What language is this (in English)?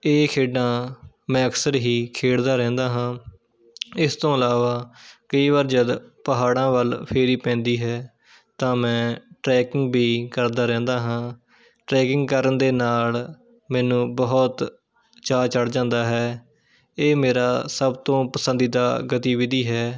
Punjabi